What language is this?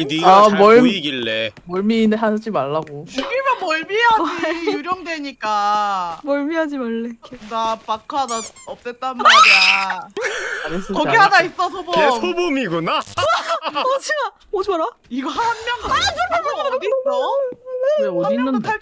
Korean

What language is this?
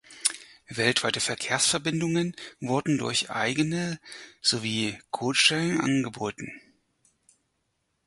German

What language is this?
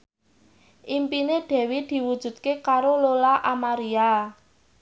Javanese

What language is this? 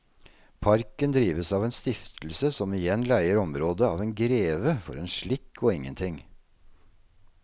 Norwegian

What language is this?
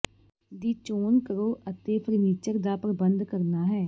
Punjabi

